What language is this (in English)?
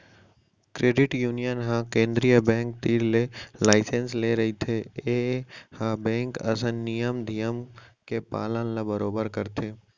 Chhattisgarhi